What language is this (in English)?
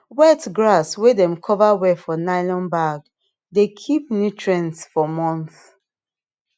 Nigerian Pidgin